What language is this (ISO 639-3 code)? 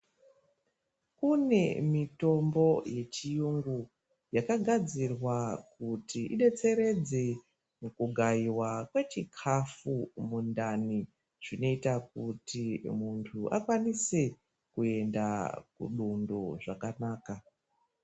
ndc